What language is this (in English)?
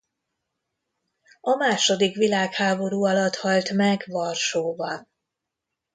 Hungarian